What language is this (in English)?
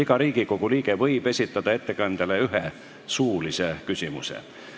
Estonian